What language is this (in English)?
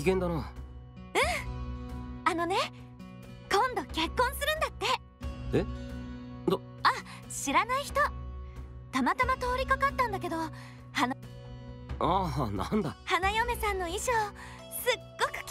Japanese